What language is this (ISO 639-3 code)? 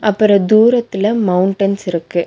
tam